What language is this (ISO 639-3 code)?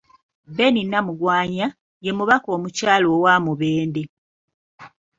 lug